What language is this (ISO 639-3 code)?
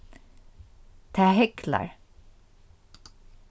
fao